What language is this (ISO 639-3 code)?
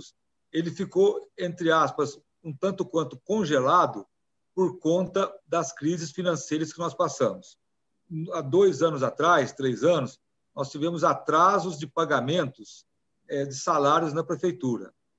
por